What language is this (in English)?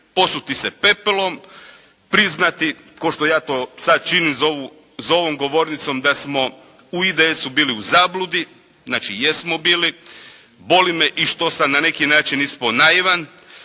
Croatian